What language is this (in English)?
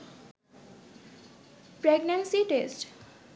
Bangla